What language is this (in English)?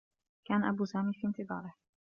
Arabic